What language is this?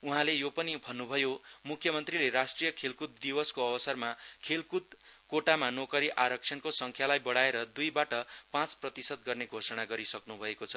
Nepali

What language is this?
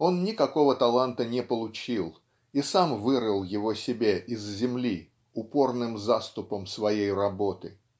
Russian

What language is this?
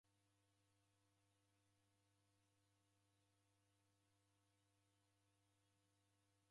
Taita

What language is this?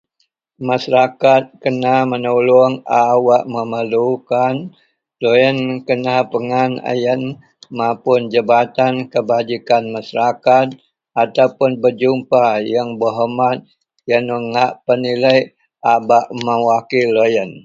Central Melanau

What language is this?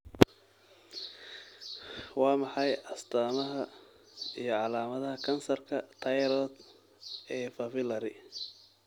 Somali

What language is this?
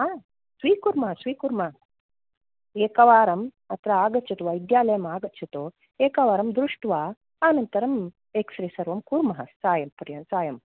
Sanskrit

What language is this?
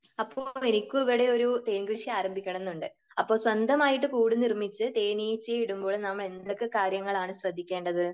Malayalam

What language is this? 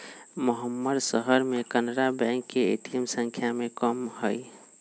Magahi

